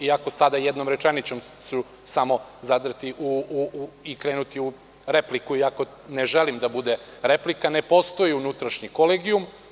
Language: Serbian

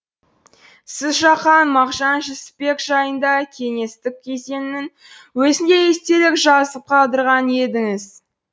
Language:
Kazakh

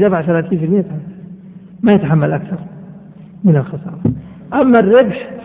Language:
Arabic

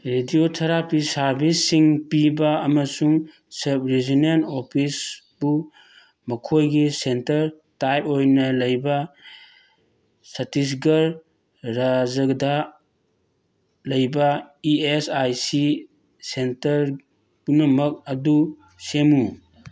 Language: Manipuri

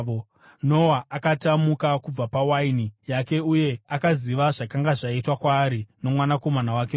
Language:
Shona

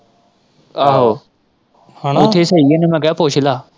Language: Punjabi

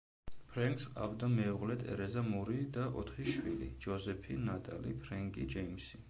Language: Georgian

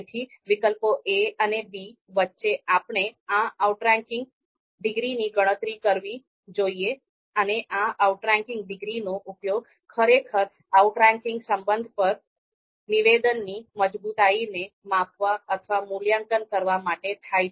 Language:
Gujarati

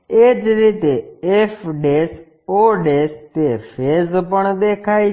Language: Gujarati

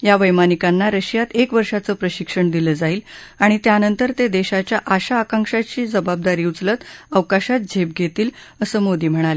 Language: Marathi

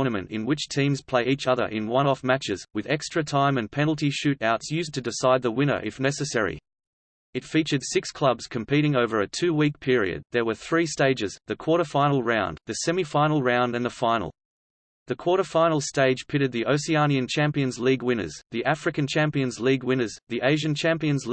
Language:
English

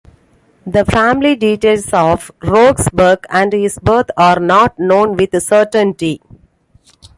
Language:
English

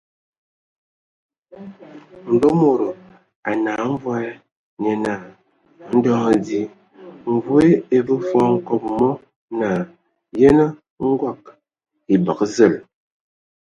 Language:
Ewondo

